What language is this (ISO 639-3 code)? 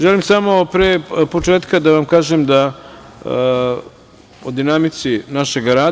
srp